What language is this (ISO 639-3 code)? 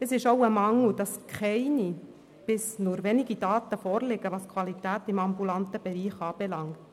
gsw